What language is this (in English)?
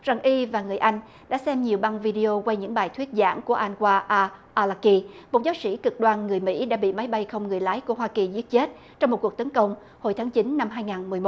Vietnamese